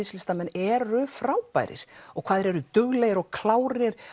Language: Icelandic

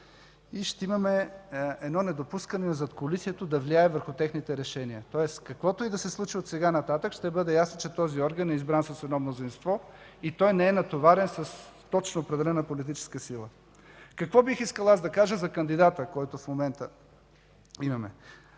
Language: Bulgarian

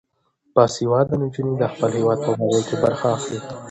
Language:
Pashto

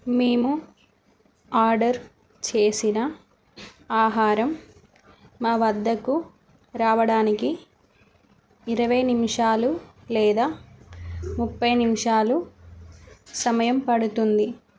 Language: Telugu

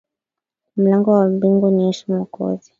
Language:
Swahili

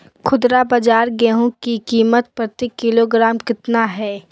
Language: Magahi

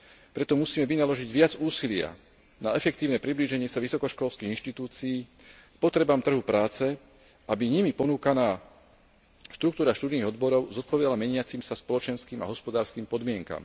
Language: Slovak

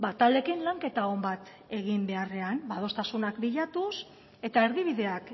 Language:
Basque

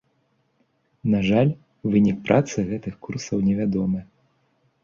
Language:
Belarusian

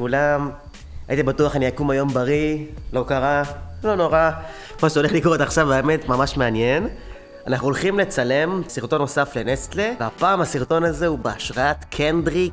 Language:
Hebrew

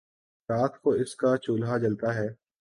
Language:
Urdu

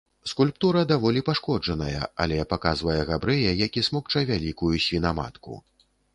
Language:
Belarusian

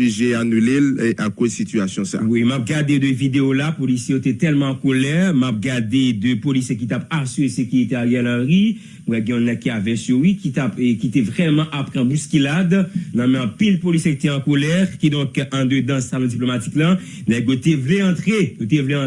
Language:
French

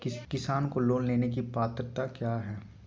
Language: Magahi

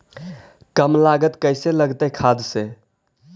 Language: Magahi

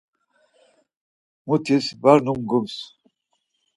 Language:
Laz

